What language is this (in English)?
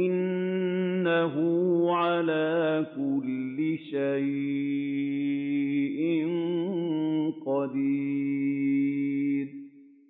Arabic